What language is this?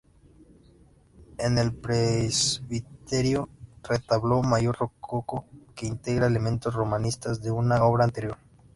Spanish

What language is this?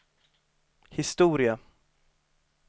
Swedish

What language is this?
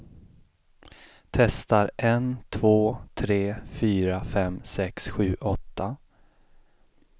Swedish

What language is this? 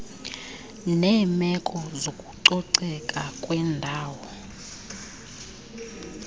Xhosa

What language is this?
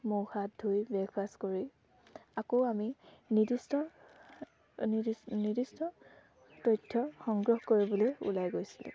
Assamese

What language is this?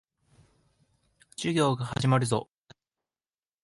Japanese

